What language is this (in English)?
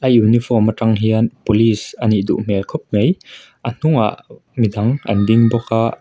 Mizo